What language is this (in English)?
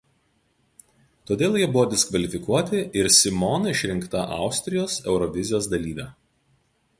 Lithuanian